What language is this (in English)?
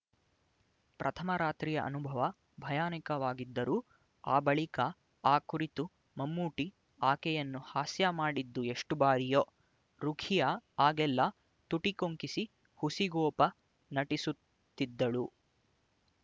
Kannada